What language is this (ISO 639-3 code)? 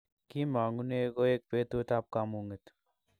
kln